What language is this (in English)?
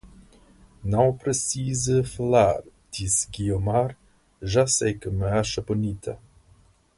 Portuguese